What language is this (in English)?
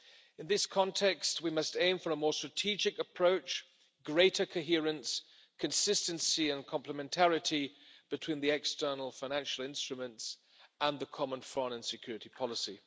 English